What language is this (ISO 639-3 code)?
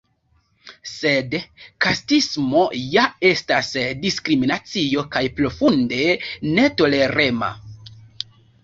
epo